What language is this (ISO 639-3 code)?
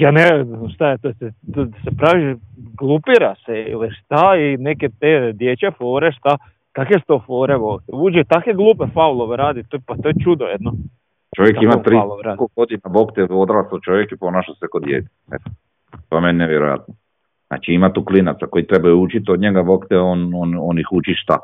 hrv